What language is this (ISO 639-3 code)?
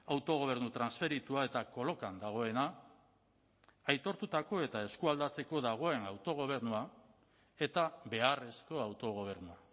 eus